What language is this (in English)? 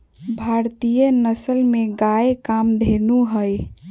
Magahi